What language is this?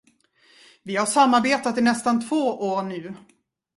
Swedish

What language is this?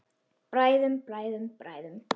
Icelandic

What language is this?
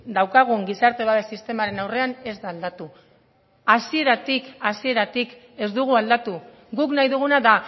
Basque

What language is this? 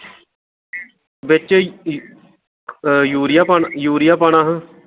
Dogri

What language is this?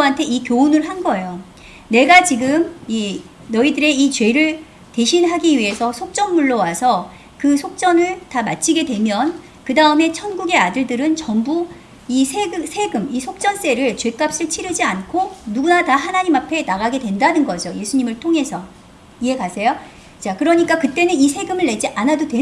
Korean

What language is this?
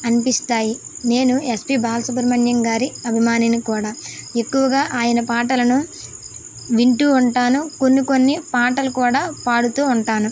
Telugu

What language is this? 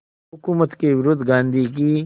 Hindi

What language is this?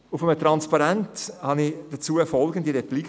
Swiss German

